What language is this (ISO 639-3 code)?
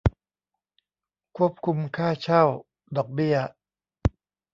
tha